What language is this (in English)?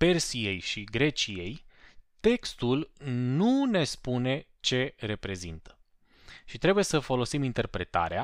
Romanian